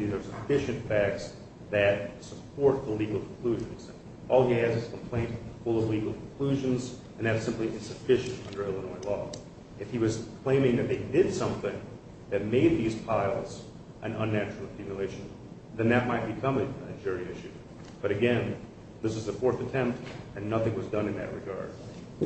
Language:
English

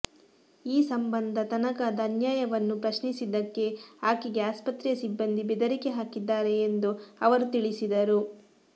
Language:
Kannada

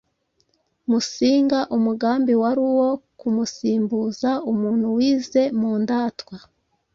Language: Kinyarwanda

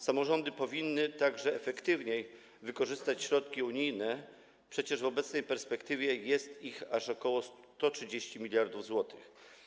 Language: Polish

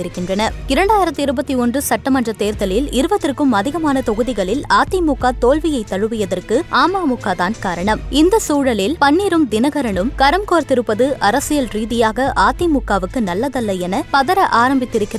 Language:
Tamil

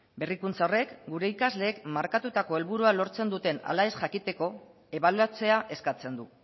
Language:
Basque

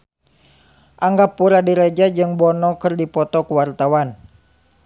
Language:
Sundanese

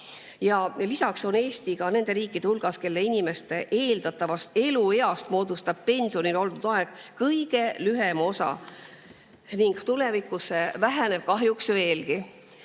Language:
Estonian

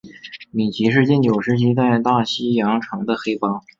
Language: Chinese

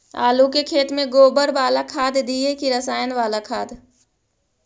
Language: Magahi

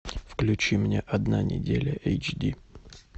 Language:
Russian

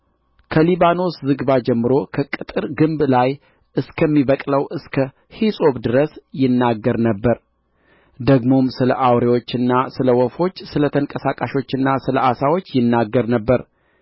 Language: Amharic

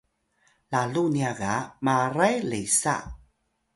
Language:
Atayal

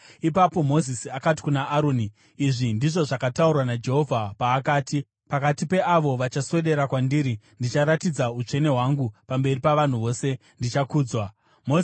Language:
Shona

